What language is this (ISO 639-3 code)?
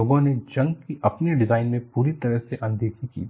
hin